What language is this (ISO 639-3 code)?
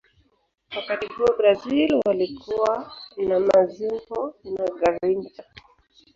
swa